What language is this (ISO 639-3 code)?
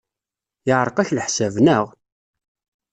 kab